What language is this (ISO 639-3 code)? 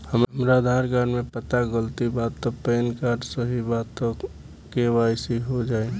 bho